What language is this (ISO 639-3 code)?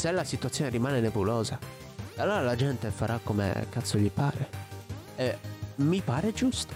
ita